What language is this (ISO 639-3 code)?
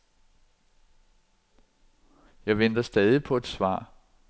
dan